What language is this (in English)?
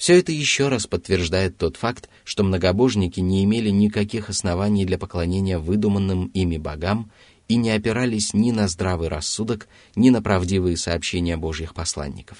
Russian